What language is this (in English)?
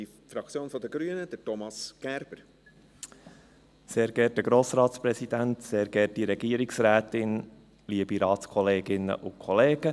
Swiss German